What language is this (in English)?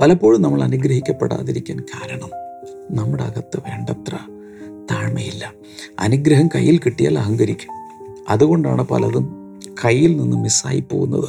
Malayalam